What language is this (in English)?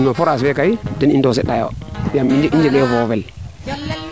Serer